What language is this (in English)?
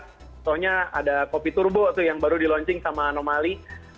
Indonesian